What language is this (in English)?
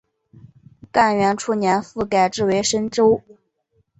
Chinese